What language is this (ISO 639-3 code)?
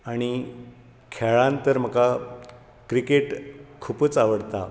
kok